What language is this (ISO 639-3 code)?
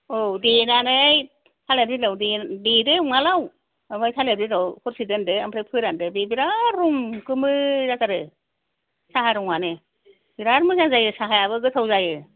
brx